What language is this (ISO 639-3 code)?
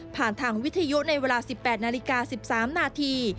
tha